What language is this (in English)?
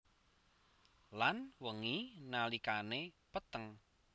Javanese